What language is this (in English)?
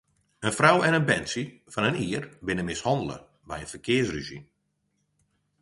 Western Frisian